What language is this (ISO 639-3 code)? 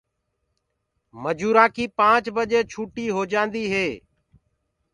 ggg